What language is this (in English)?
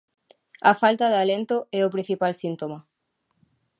Galician